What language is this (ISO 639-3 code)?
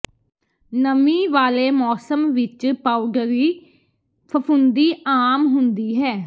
pan